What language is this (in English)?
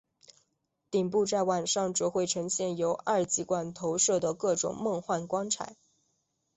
Chinese